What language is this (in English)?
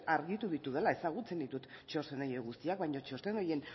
Basque